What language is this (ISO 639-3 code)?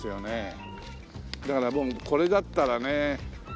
jpn